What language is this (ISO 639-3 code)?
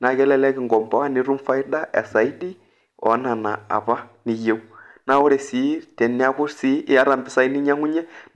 mas